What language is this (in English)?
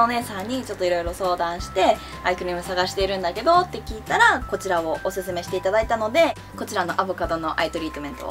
Japanese